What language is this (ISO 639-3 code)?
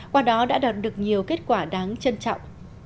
vie